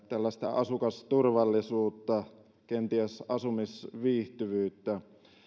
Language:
Finnish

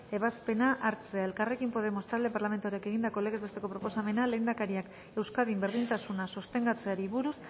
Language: Basque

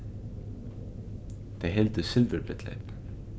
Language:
Faroese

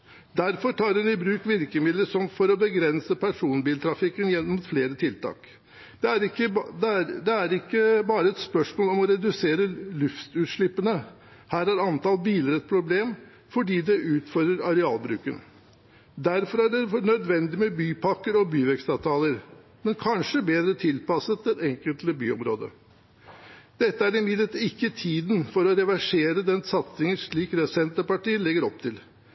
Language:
Norwegian Bokmål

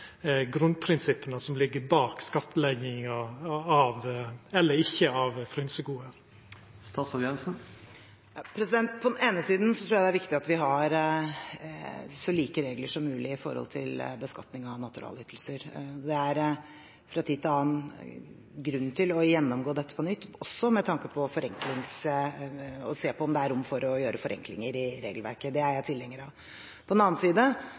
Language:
Norwegian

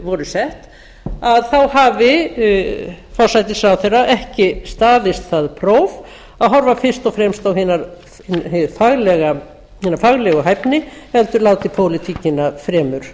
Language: Icelandic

